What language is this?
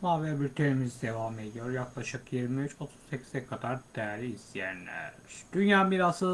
Turkish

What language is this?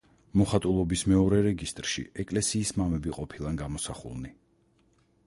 Georgian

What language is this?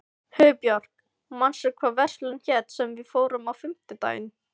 Icelandic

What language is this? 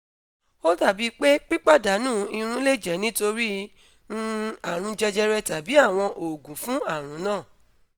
Yoruba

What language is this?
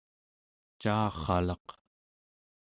Central Yupik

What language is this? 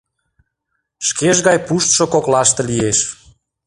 Mari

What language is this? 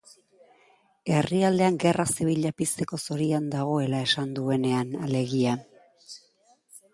Basque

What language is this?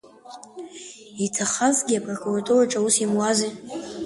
Abkhazian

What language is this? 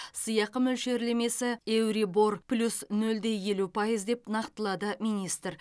Kazakh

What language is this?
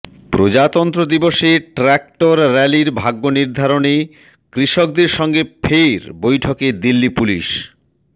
Bangla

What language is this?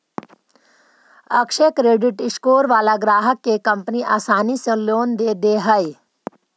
Magahi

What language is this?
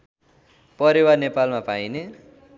Nepali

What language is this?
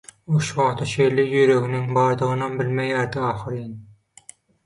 Turkmen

